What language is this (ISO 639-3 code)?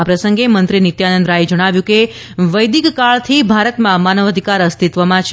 guj